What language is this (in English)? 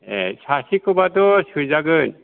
Bodo